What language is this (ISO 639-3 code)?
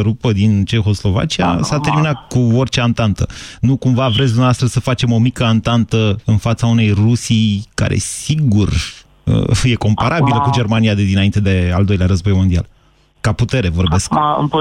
ron